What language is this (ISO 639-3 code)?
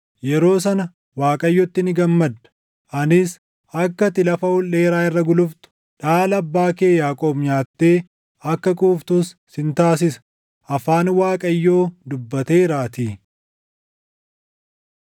orm